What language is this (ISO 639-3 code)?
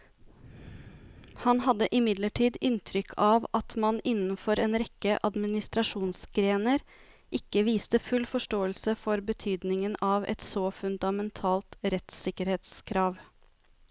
nor